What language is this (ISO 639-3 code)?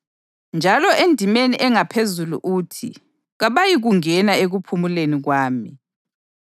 nde